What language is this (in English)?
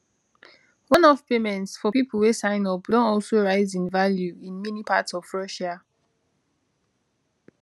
Nigerian Pidgin